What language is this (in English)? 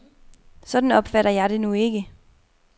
Danish